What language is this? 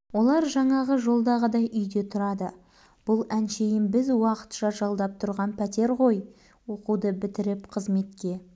Kazakh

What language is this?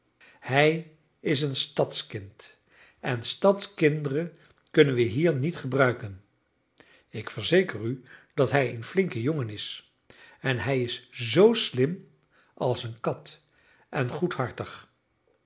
Dutch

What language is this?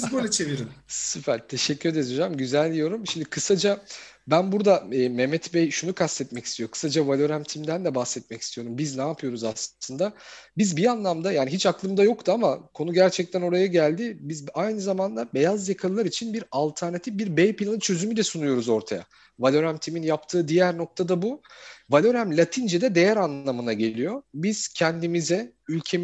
Turkish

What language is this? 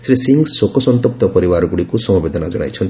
Odia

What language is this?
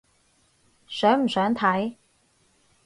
Cantonese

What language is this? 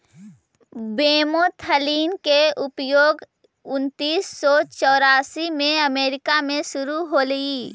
Magahi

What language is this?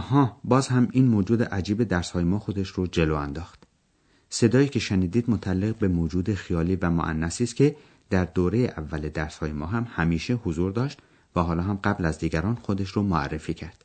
Persian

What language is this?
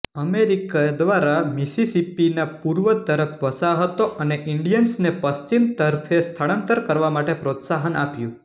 Gujarati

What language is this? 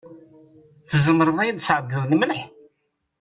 Kabyle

